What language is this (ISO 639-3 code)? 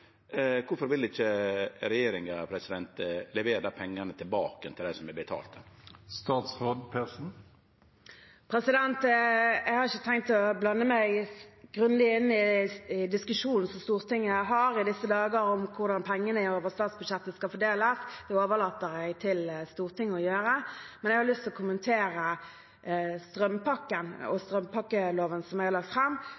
nor